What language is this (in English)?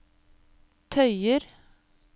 Norwegian